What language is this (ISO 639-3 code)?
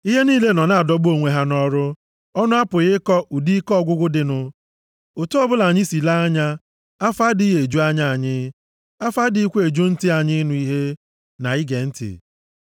ibo